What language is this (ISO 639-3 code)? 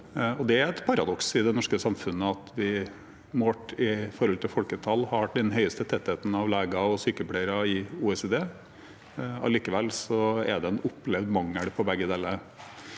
nor